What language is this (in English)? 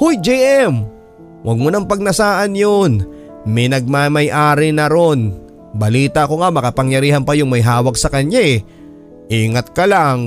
Filipino